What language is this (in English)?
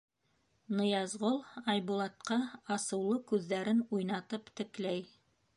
Bashkir